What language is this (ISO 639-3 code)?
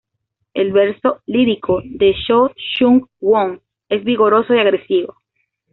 spa